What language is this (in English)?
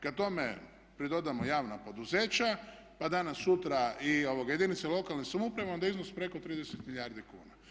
Croatian